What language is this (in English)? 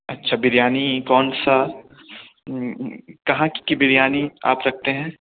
Urdu